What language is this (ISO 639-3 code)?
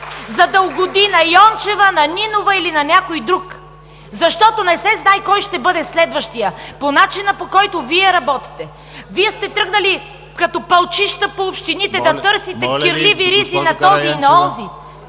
bul